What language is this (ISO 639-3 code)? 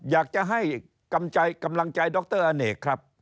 tha